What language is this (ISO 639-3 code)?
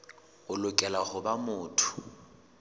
sot